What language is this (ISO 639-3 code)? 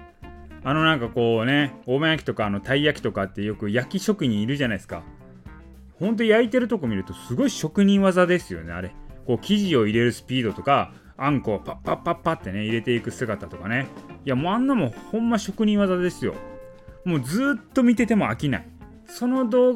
jpn